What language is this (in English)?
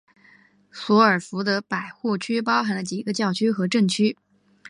Chinese